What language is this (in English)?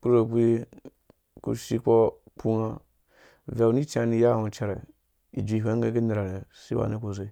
Dũya